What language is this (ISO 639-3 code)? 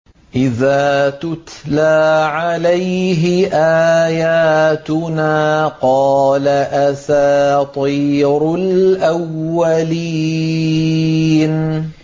ara